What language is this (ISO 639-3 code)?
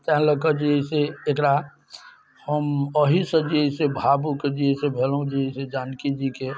mai